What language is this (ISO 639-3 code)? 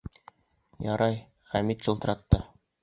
bak